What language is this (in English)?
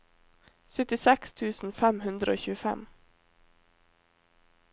Norwegian